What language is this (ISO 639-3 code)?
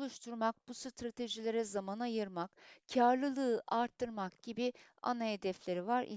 tur